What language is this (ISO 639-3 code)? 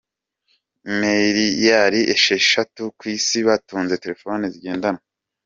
kin